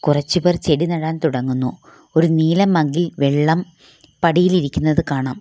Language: Malayalam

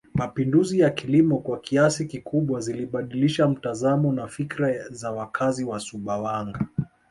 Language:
Swahili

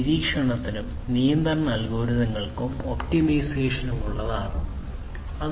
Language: Malayalam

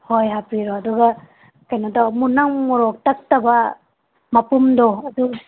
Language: Manipuri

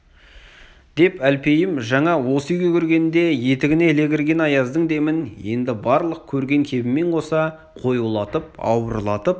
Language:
Kazakh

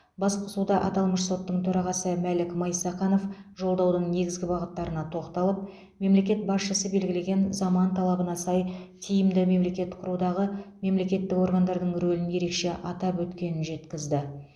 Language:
Kazakh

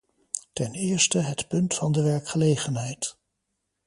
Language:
Dutch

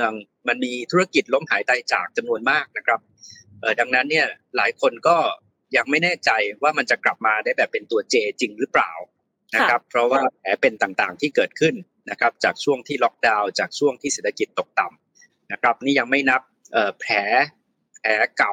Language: Thai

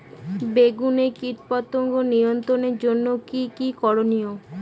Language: Bangla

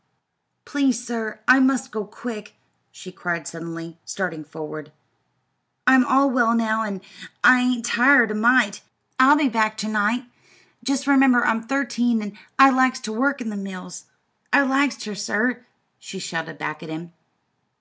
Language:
English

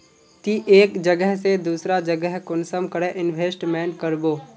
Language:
Magahi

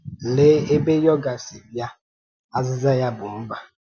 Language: Igbo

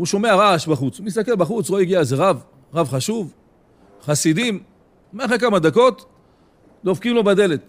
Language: Hebrew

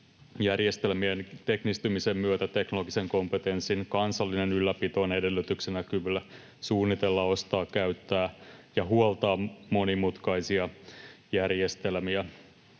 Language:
Finnish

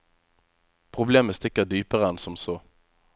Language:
Norwegian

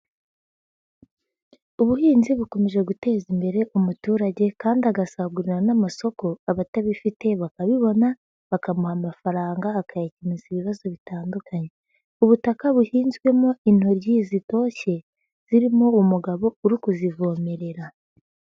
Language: Kinyarwanda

